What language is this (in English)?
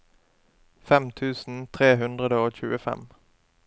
Norwegian